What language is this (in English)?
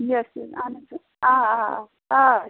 Kashmiri